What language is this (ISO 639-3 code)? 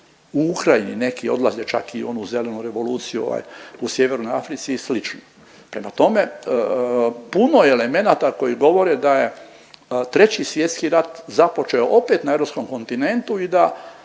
hrv